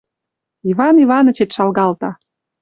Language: Western Mari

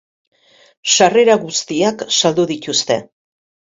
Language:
Basque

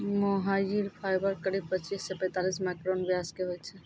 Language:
Maithili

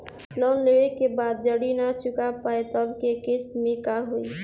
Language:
Bhojpuri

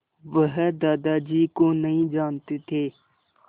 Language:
Hindi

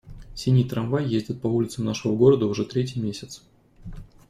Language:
Russian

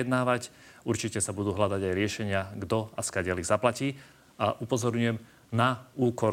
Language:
Slovak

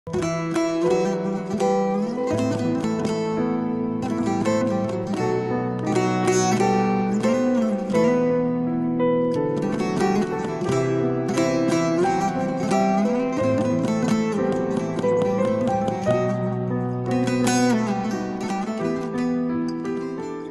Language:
Turkish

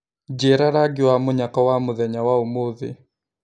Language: Kikuyu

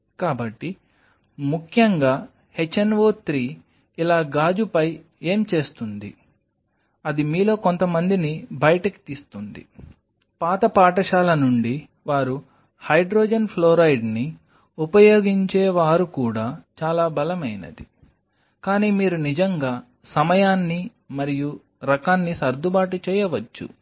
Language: Telugu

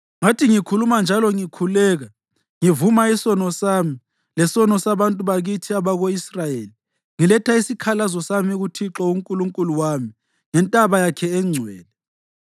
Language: North Ndebele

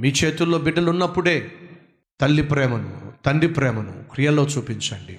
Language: Telugu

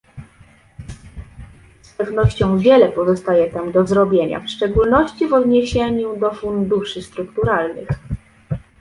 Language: Polish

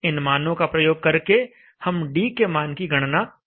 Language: Hindi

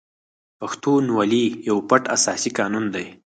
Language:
Pashto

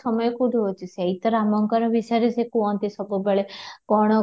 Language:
Odia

